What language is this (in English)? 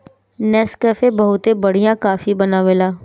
Bhojpuri